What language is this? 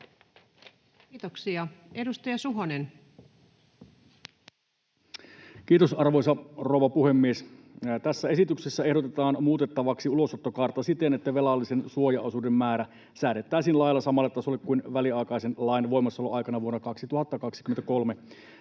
Finnish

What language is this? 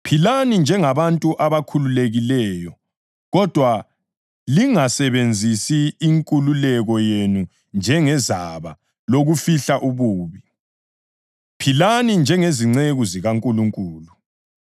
North Ndebele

